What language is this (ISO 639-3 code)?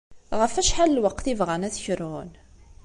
kab